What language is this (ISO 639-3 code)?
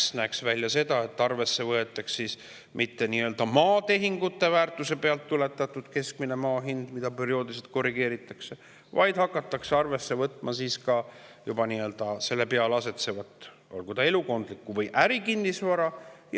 est